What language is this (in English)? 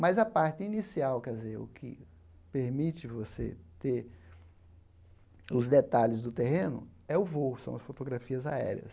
Portuguese